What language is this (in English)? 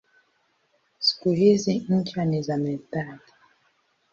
Swahili